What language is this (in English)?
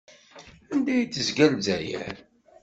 Kabyle